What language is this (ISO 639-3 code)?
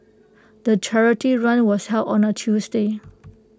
eng